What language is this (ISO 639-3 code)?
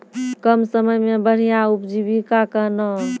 mai